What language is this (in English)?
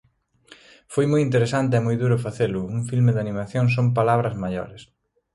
Galician